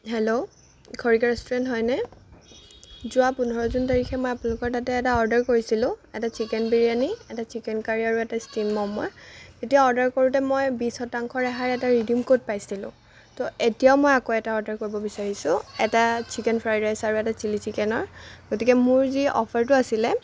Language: Assamese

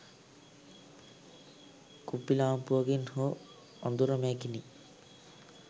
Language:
Sinhala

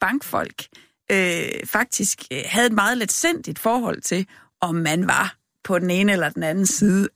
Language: Danish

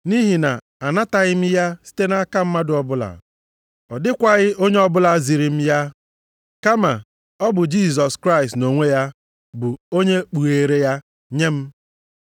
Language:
Igbo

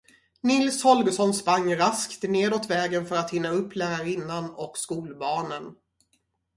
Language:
Swedish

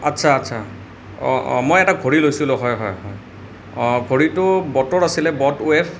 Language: Assamese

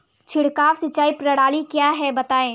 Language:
Hindi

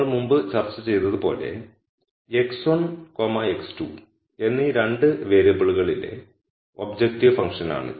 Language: Malayalam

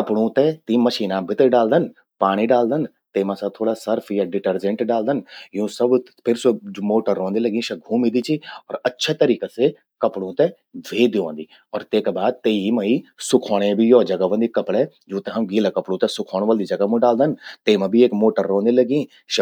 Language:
Garhwali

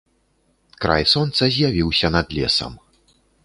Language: Belarusian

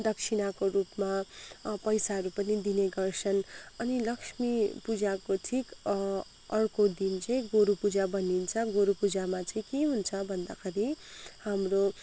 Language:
Nepali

